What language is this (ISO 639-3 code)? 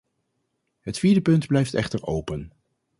nld